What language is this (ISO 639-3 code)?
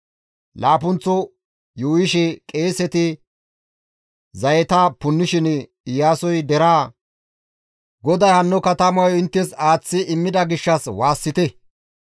gmv